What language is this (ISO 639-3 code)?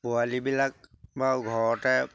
asm